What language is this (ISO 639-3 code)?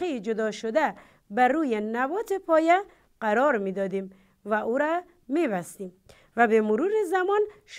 fas